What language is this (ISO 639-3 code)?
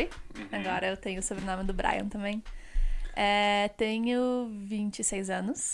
por